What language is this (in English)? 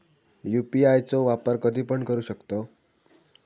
Marathi